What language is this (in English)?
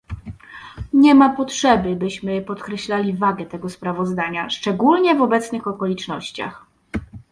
Polish